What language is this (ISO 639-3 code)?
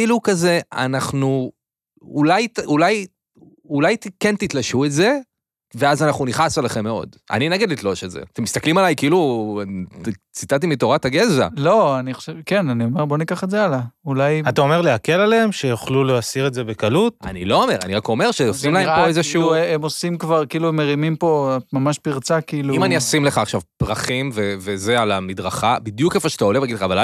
heb